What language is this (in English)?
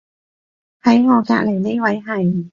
Cantonese